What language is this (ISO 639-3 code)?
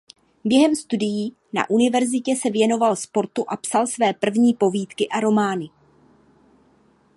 ces